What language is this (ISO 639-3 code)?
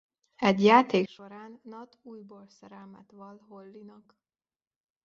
hun